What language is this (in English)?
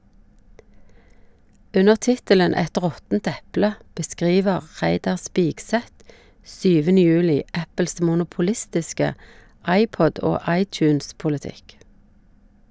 Norwegian